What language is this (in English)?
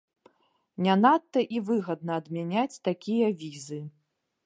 Belarusian